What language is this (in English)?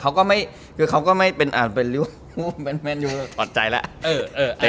Thai